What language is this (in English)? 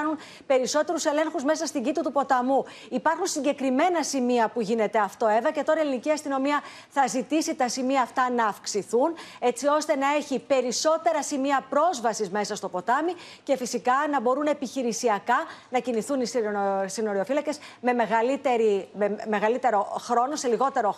Greek